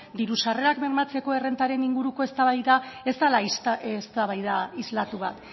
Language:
Basque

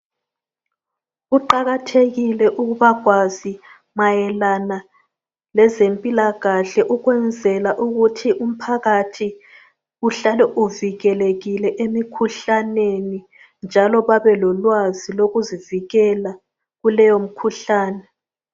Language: North Ndebele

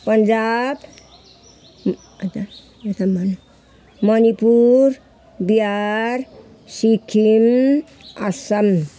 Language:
Nepali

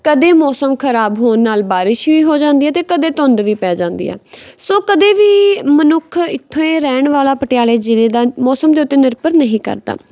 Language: Punjabi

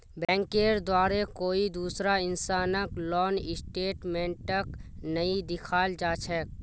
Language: Magahi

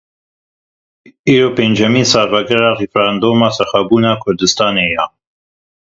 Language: Kurdish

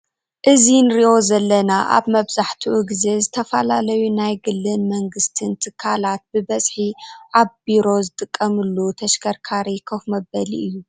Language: Tigrinya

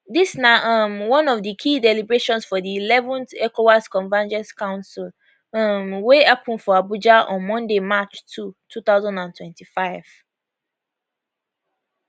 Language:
Nigerian Pidgin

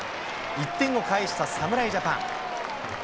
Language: Japanese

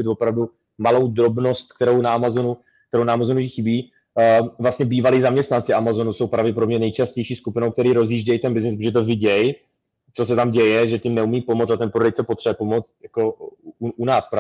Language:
Czech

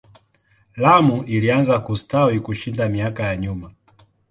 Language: Swahili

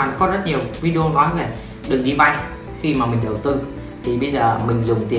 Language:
Vietnamese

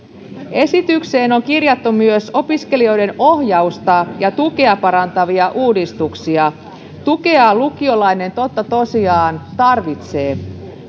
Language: Finnish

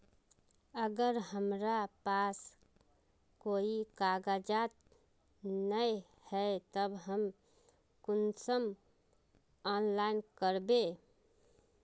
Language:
Magahi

